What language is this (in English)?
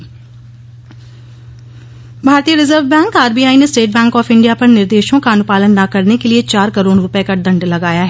Hindi